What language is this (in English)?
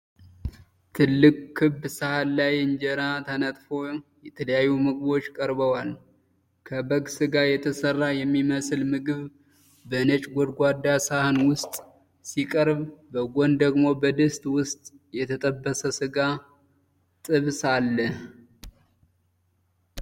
Amharic